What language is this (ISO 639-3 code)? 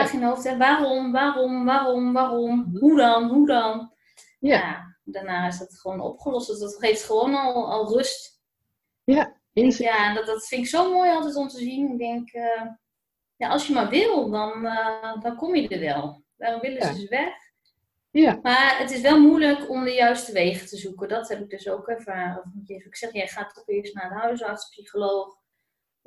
nld